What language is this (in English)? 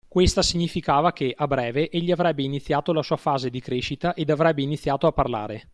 Italian